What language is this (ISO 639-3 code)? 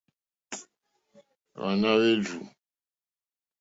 bri